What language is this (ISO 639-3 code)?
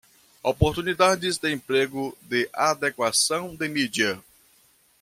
por